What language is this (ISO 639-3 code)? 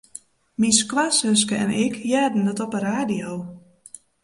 fry